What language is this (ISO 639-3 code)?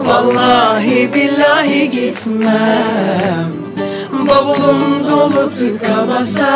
tur